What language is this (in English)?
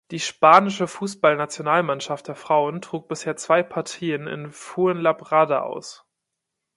German